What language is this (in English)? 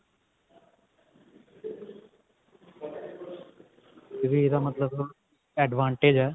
Punjabi